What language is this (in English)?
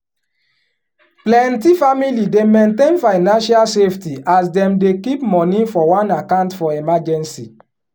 Nigerian Pidgin